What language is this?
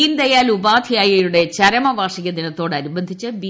Malayalam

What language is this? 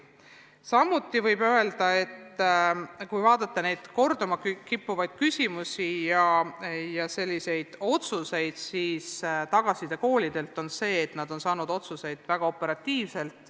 Estonian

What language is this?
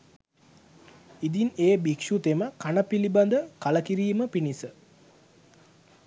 Sinhala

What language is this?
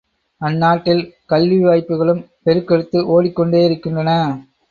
Tamil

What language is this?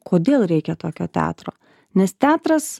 Lithuanian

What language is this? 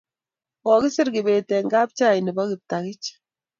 Kalenjin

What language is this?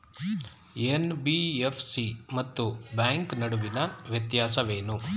Kannada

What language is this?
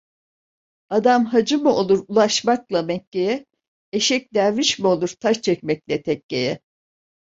Turkish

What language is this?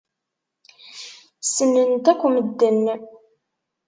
Kabyle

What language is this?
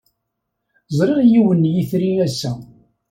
Kabyle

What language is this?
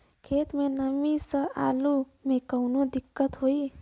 Bhojpuri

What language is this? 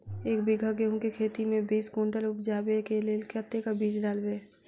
Maithili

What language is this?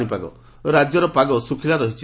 Odia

